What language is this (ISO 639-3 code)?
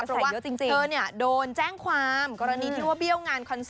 tha